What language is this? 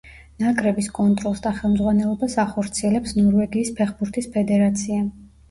Georgian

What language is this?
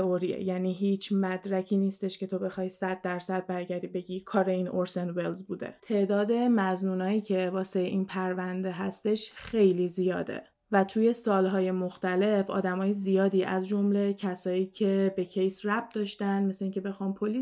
Persian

